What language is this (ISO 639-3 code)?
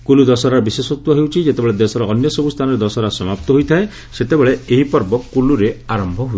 ori